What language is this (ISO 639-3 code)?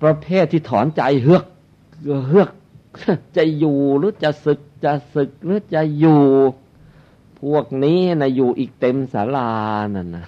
tha